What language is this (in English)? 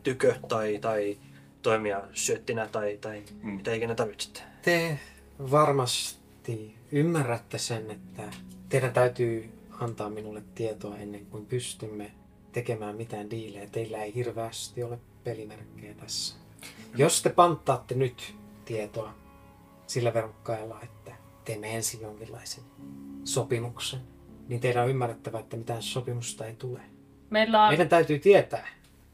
Finnish